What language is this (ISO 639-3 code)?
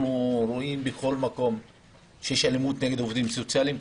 heb